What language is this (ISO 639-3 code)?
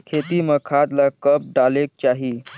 hne